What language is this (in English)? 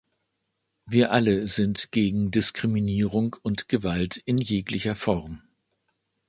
German